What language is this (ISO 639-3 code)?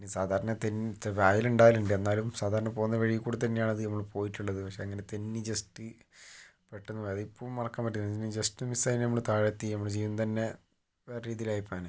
mal